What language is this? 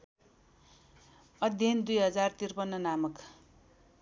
Nepali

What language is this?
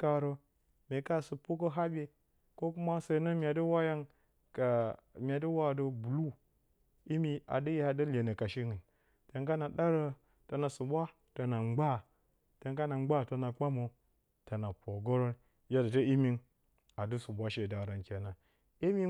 Bacama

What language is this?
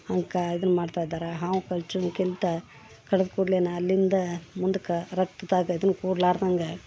Kannada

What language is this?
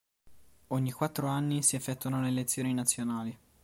Italian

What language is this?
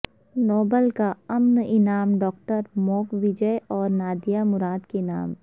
Urdu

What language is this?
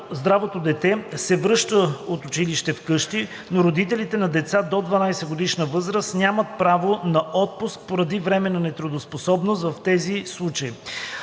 Bulgarian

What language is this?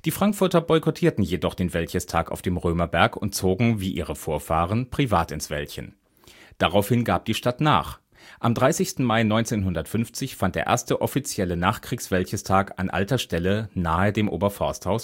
German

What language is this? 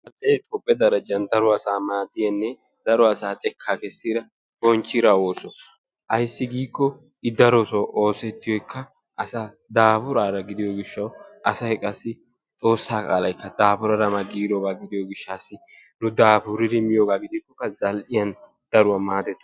Wolaytta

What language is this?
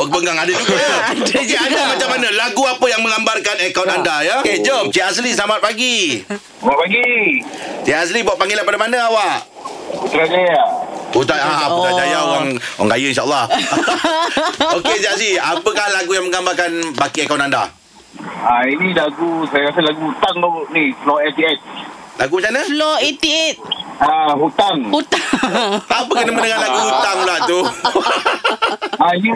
Malay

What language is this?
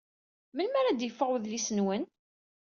Kabyle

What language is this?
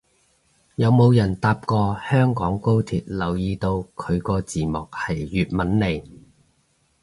Cantonese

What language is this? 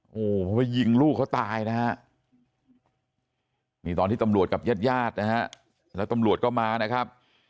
Thai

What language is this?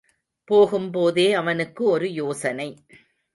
Tamil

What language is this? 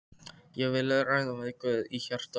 Icelandic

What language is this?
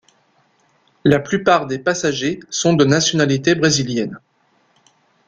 French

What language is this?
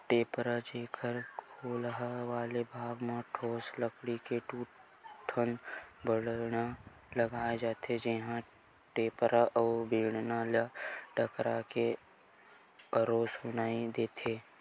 Chhattisgarhi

